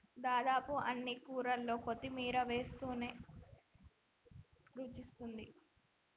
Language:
Telugu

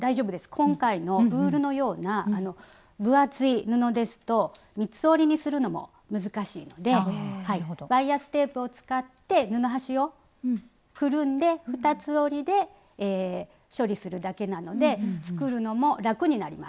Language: Japanese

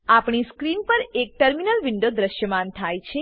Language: Gujarati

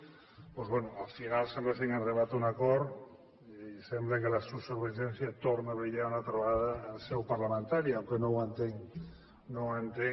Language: Catalan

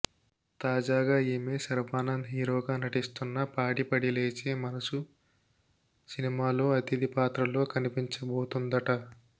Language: Telugu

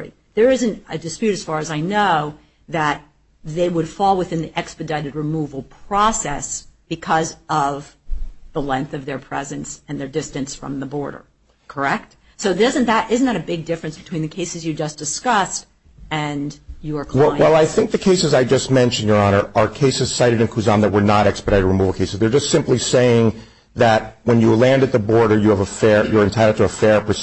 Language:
English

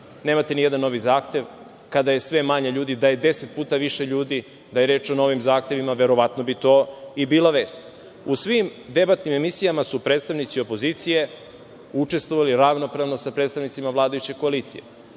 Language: Serbian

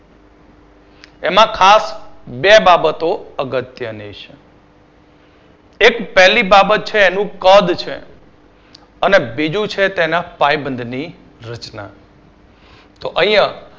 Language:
Gujarati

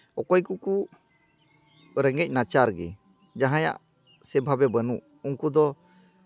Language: Santali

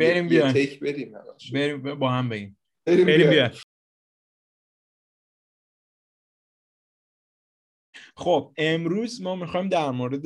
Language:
Persian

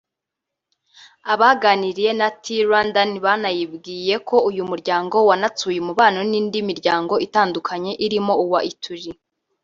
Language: Kinyarwanda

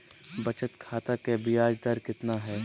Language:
Magahi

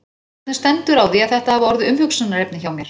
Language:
Icelandic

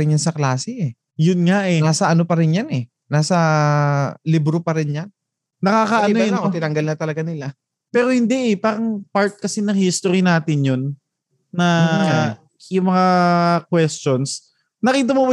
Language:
Filipino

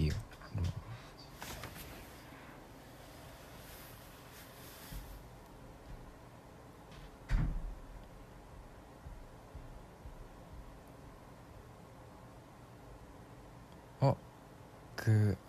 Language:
Korean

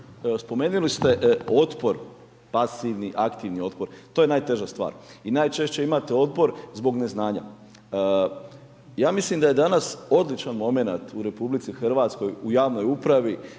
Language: Croatian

